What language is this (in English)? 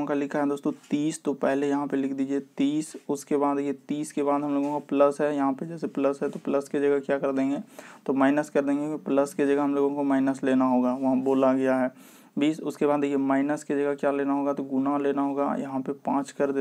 Hindi